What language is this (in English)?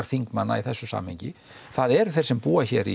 Icelandic